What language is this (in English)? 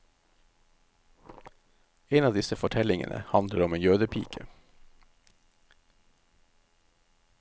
Norwegian